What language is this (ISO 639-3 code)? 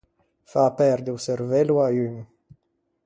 lij